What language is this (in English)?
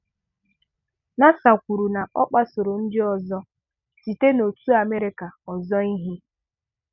Igbo